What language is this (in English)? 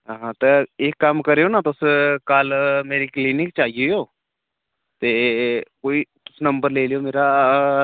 Dogri